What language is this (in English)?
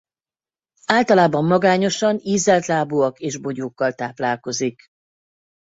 Hungarian